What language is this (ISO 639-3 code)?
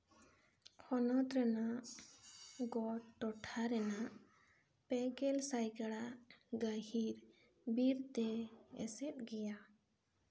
sat